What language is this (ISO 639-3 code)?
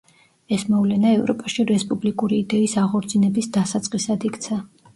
kat